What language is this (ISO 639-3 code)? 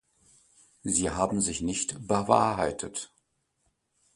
deu